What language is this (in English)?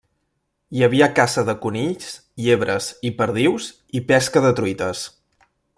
Catalan